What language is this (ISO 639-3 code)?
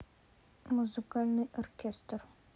rus